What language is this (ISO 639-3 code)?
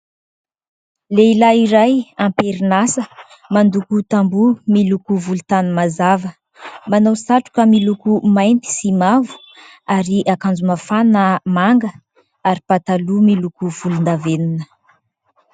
mlg